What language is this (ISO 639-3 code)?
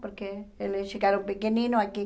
por